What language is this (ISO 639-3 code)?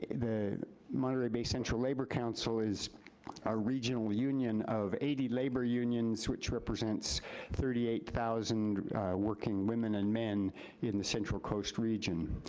eng